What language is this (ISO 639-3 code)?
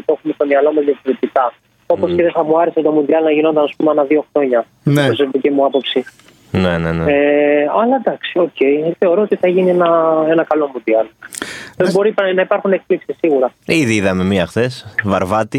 ell